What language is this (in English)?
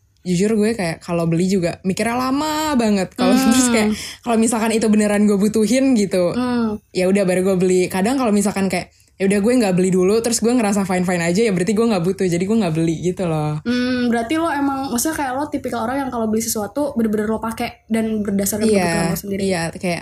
Indonesian